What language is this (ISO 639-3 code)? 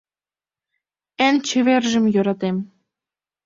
chm